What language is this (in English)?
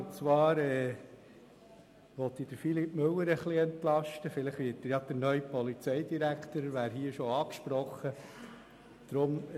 Swiss German